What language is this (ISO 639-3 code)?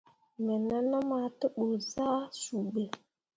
mua